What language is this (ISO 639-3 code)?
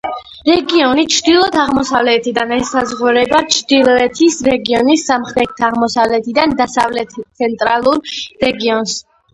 kat